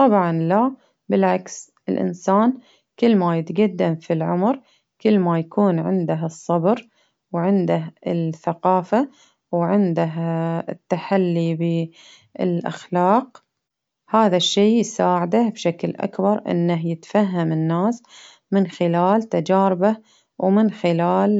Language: Baharna Arabic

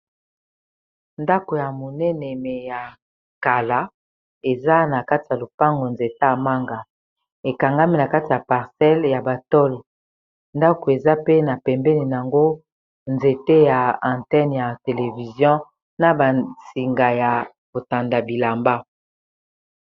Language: Lingala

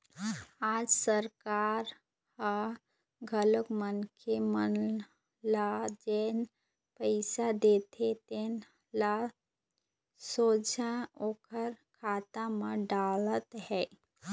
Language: Chhattisgarhi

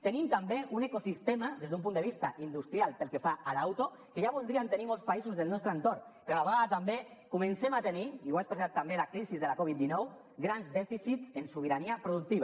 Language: Catalan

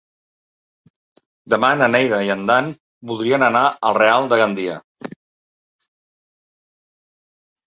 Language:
Catalan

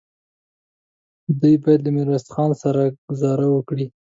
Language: Pashto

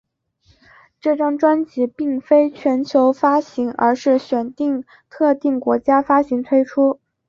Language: Chinese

